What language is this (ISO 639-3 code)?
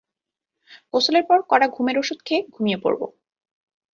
ben